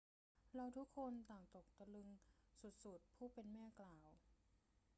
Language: Thai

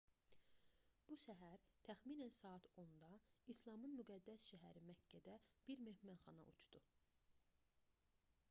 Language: Azerbaijani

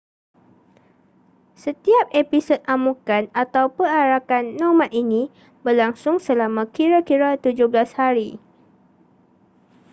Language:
Malay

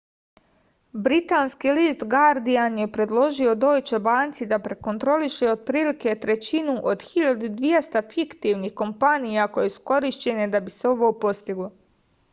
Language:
Serbian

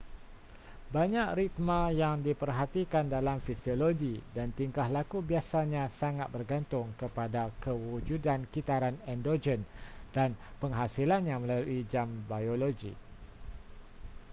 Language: Malay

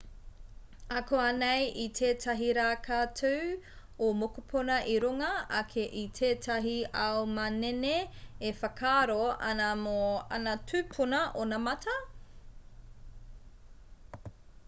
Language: Māori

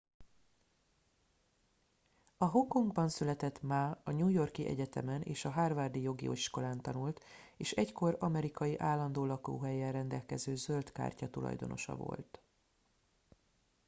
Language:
Hungarian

